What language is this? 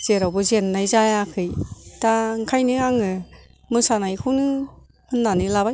Bodo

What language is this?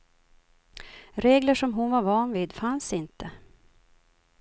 Swedish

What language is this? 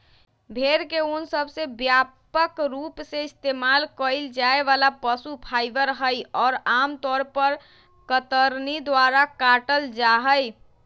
Magahi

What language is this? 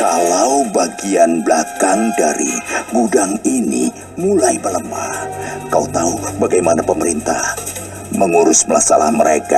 Indonesian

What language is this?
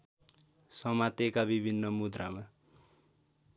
Nepali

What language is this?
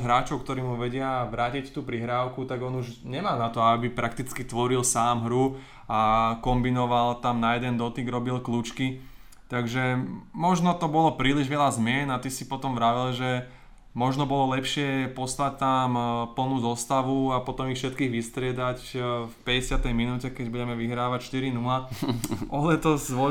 Slovak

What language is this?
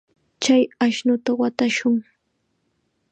Chiquián Ancash Quechua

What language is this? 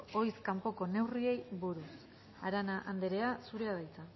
Basque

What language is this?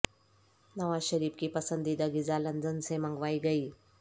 Urdu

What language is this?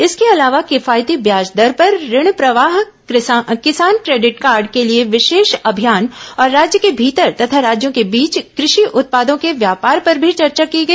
Hindi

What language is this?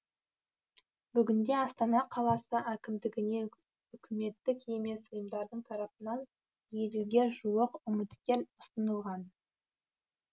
Kazakh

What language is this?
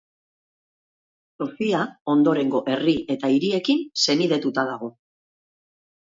Basque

